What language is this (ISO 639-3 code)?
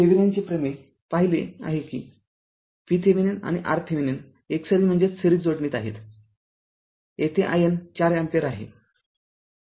mar